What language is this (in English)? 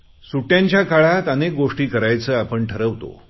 Marathi